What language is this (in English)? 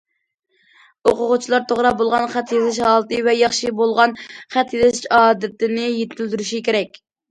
Uyghur